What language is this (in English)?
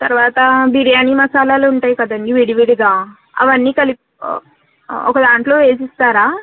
Telugu